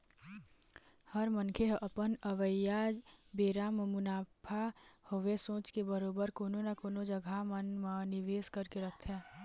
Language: Chhattisgarhi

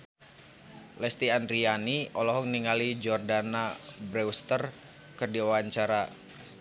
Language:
Sundanese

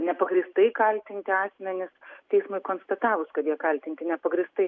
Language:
Lithuanian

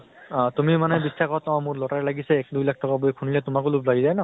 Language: Assamese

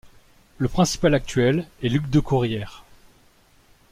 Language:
French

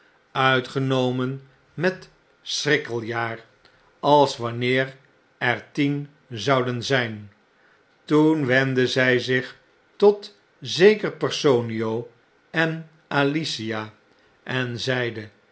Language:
Dutch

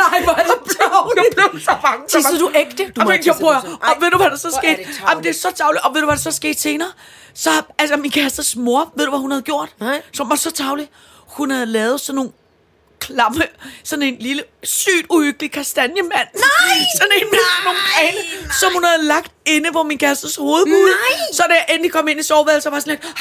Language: Danish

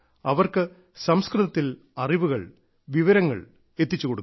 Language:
Malayalam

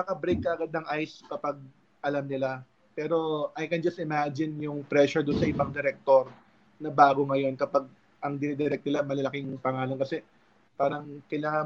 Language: Filipino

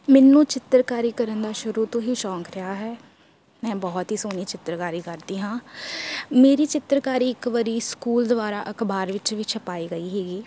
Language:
Punjabi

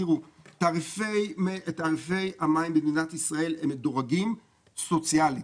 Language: Hebrew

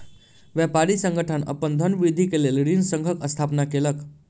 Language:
Maithili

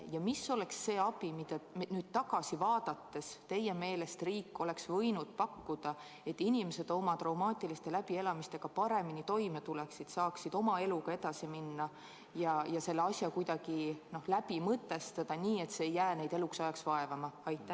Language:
Estonian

